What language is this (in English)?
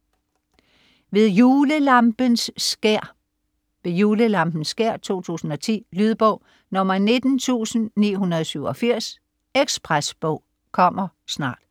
Danish